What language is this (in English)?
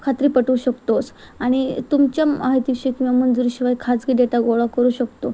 Marathi